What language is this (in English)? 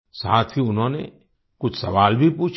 Hindi